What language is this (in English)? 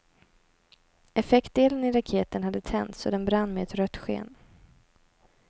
Swedish